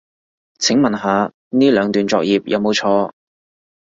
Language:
Cantonese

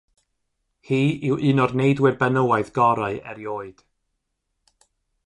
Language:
Welsh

